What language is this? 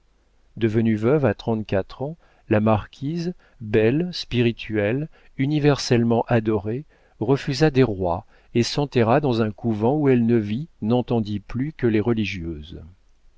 French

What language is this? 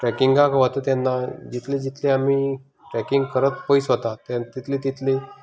Konkani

